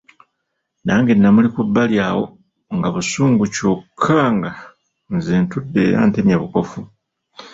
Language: Ganda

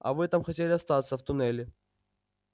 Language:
Russian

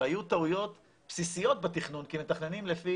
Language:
Hebrew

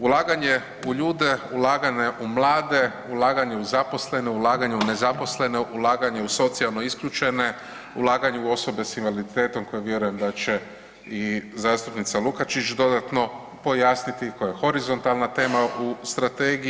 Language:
Croatian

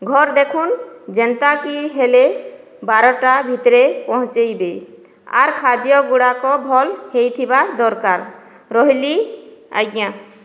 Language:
Odia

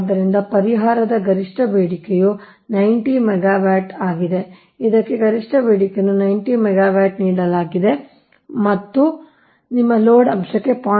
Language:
Kannada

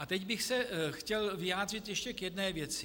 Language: Czech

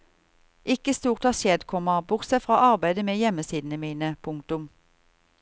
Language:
Norwegian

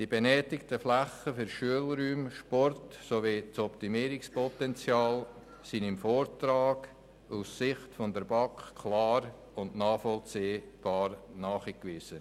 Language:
Swiss German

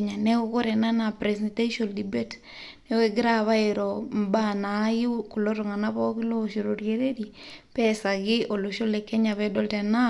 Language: Masai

